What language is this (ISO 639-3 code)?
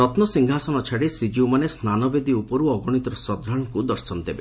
ori